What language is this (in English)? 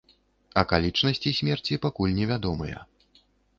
Belarusian